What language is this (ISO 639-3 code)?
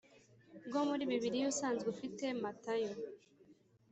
kin